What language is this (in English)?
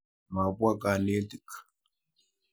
Kalenjin